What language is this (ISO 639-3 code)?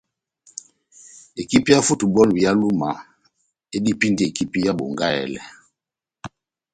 bnm